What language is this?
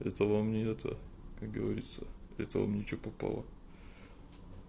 Russian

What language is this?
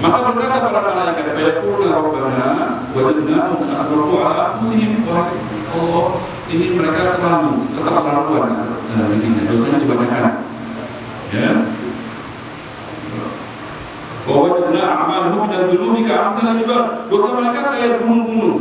Indonesian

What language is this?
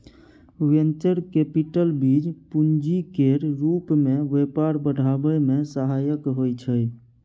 Maithili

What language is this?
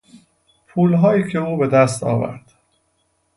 Persian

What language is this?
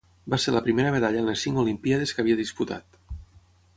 Catalan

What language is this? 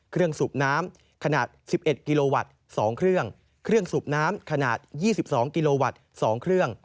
Thai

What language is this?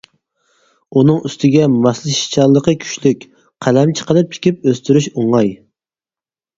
Uyghur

